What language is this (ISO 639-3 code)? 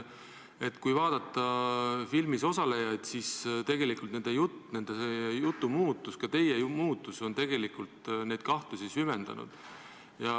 est